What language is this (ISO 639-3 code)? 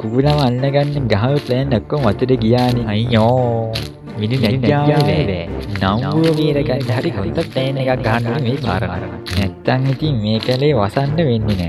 tha